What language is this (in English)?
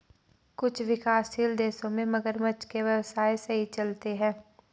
Hindi